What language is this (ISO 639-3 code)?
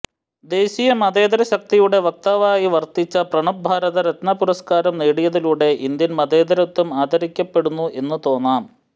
mal